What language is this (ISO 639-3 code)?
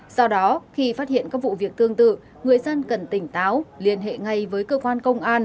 vie